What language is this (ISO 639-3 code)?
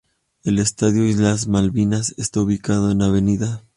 spa